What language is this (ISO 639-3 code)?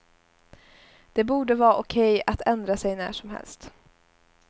swe